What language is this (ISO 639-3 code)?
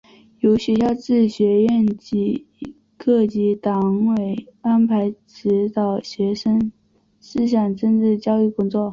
zho